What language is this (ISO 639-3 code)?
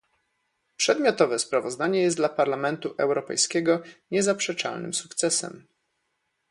pol